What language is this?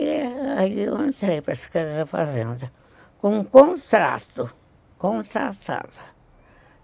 Portuguese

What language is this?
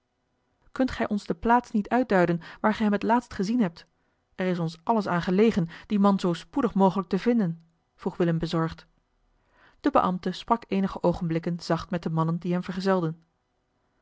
Dutch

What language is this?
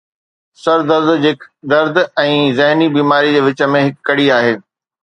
Sindhi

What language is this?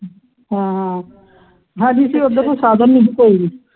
Punjabi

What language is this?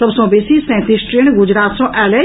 Maithili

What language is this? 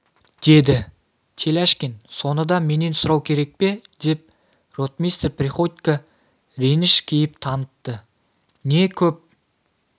Kazakh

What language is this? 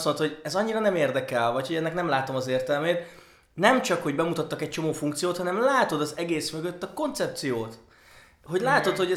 Hungarian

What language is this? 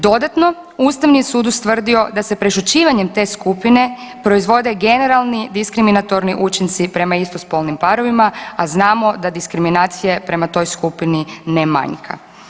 Croatian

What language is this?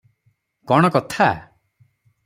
Odia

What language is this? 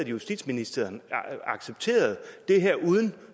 Danish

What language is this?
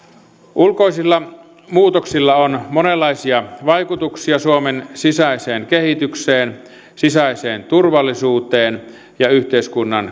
Finnish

